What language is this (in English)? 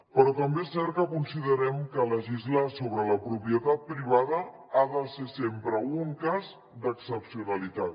Catalan